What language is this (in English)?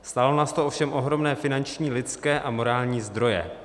Czech